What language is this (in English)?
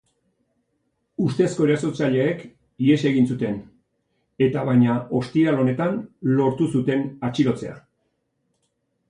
Basque